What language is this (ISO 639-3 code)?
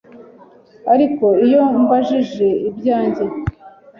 kin